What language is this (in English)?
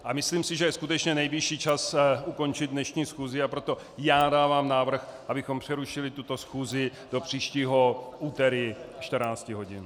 Czech